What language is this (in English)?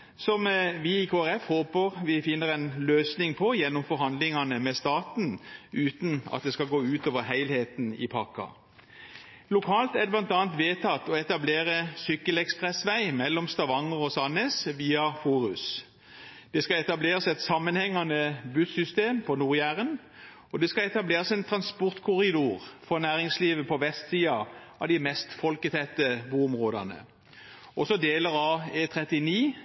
Norwegian Bokmål